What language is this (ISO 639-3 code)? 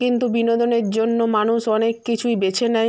ben